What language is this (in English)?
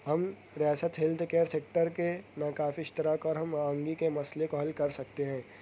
Urdu